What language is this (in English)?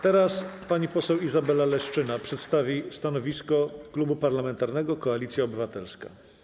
Polish